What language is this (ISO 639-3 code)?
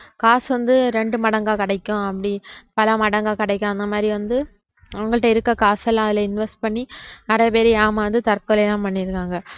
tam